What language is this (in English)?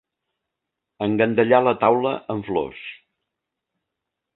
Catalan